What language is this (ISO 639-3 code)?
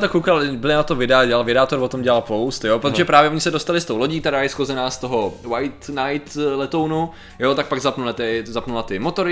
ces